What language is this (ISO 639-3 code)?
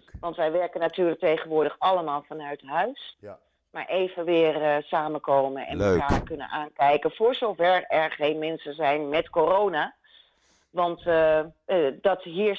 nld